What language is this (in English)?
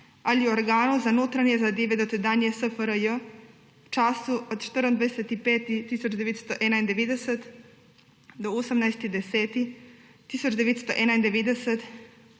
Slovenian